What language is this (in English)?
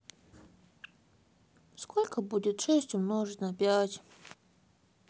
Russian